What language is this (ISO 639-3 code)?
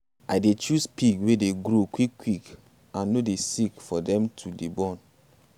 pcm